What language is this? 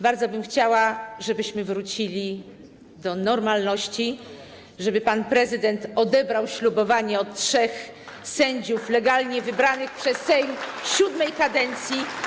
Polish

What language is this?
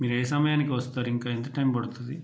Telugu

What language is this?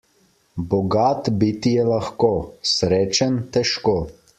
Slovenian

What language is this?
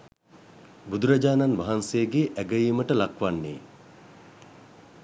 Sinhala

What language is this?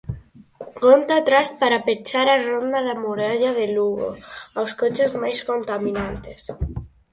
Galician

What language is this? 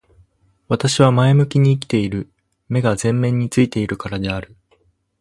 Japanese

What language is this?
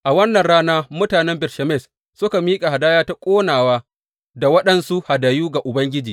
Hausa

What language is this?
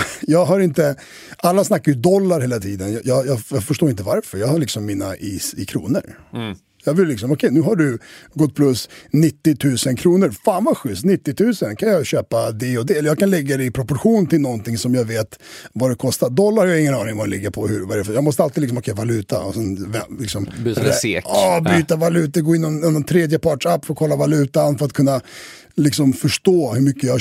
Swedish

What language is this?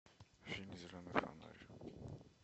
Russian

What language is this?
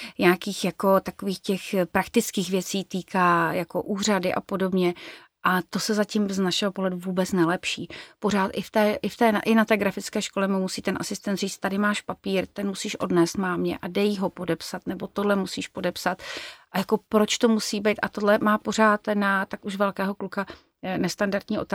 Czech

